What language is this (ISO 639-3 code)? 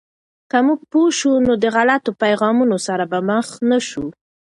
pus